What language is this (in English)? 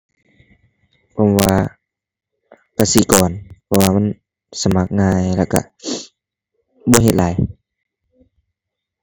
Thai